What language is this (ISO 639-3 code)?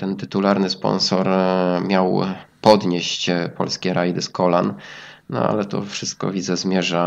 pol